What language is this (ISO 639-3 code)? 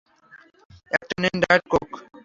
ben